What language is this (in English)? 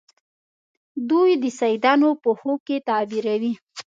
Pashto